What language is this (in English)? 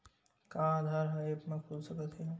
Chhattisgarhi